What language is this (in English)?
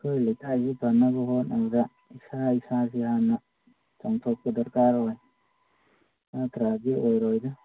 Manipuri